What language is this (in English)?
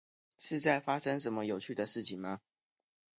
Chinese